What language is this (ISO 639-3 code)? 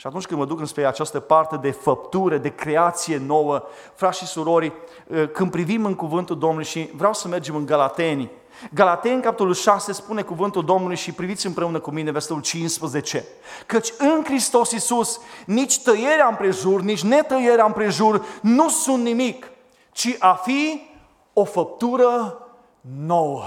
ron